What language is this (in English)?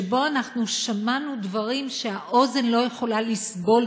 Hebrew